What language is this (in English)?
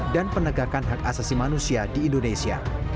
Indonesian